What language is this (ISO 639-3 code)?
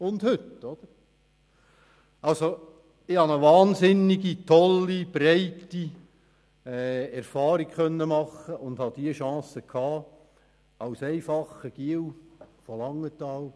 gsw